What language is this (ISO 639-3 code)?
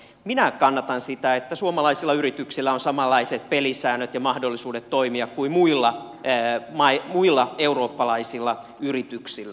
fin